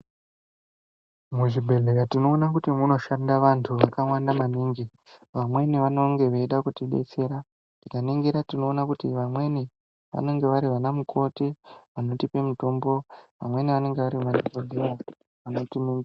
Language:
Ndau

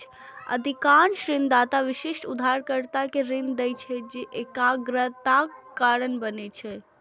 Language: Maithili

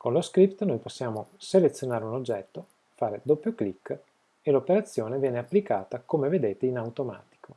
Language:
Italian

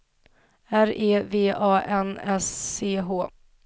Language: Swedish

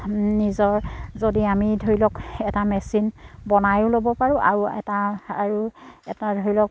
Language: Assamese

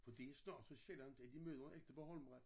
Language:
Danish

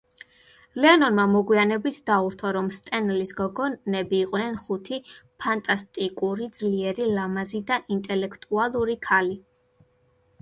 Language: Georgian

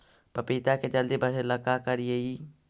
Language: Magahi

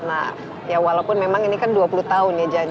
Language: Indonesian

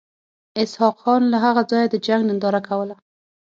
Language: Pashto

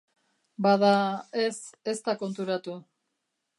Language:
Basque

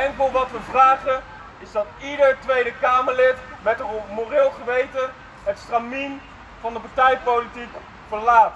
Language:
Dutch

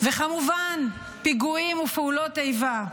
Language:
Hebrew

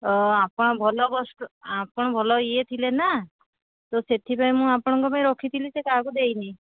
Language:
Odia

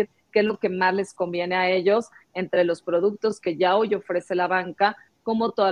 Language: Spanish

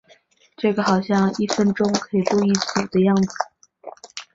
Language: Chinese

